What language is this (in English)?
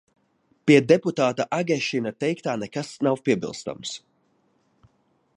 Latvian